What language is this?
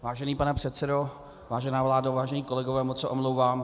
Czech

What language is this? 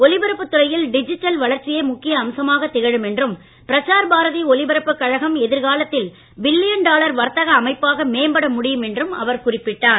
Tamil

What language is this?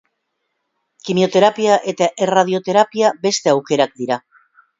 Basque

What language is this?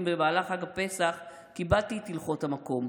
Hebrew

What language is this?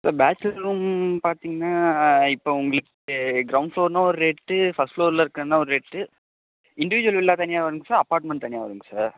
Tamil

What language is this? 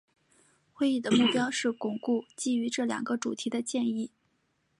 Chinese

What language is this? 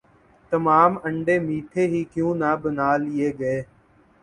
Urdu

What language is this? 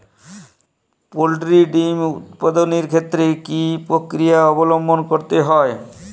Bangla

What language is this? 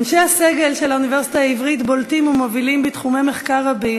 Hebrew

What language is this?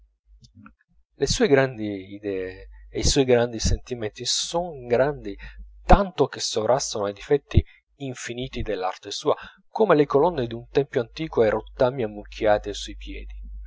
Italian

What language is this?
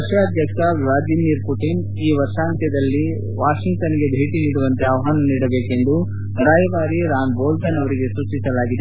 Kannada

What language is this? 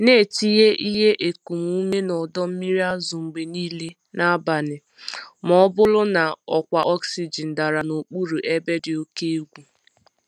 Igbo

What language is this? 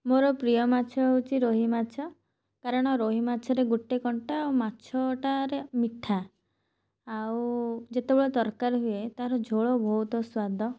Odia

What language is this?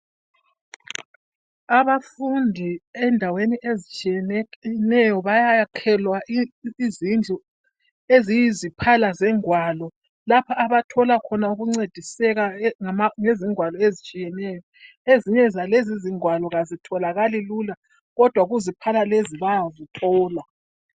North Ndebele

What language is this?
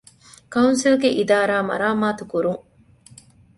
Divehi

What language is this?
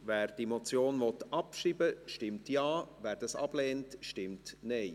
Swiss German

